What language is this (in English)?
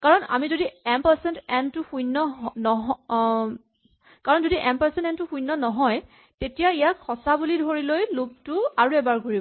Assamese